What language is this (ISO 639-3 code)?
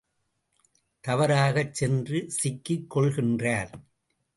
tam